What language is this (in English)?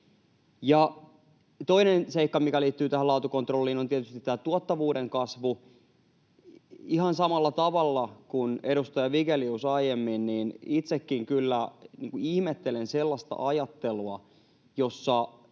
Finnish